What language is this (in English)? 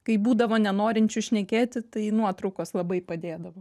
Lithuanian